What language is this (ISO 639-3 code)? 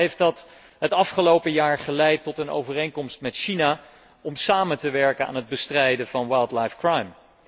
nld